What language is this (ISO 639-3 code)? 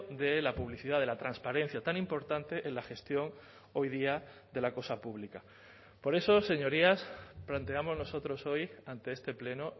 spa